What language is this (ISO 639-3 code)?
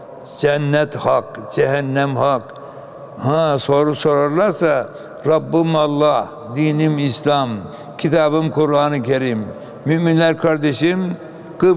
tur